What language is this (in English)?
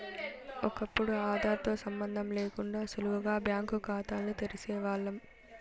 Telugu